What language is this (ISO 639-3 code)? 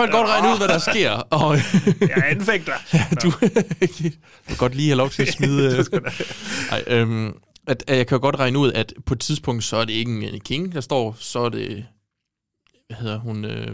dan